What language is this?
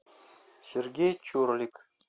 Russian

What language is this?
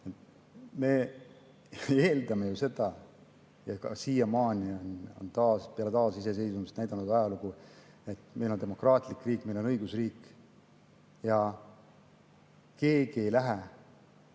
Estonian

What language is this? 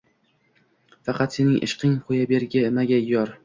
Uzbek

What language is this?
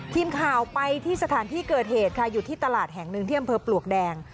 Thai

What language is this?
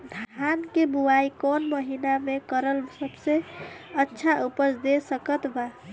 Bhojpuri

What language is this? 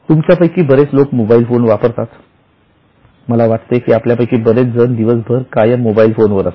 Marathi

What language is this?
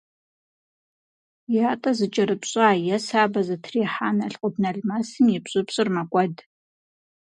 Kabardian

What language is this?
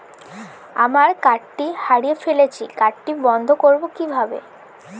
Bangla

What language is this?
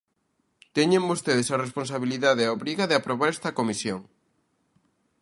Galician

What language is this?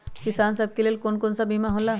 Magahi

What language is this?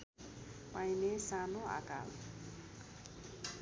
Nepali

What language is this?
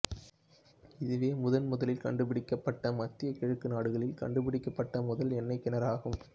Tamil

